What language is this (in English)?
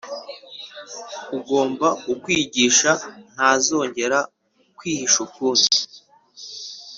Kinyarwanda